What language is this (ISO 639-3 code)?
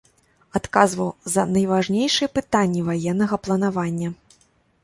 bel